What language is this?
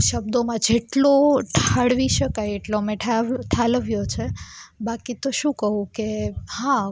Gujarati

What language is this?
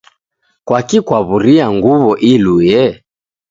Taita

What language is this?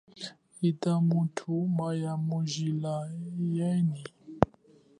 Chokwe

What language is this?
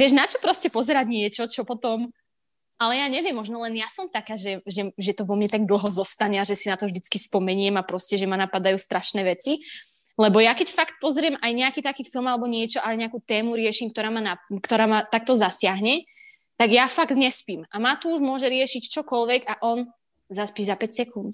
Slovak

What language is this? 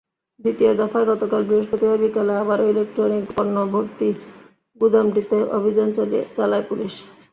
Bangla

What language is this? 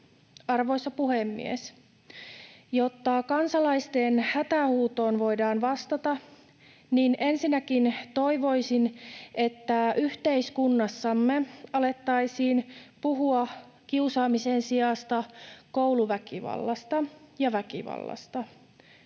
Finnish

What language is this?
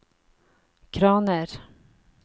Norwegian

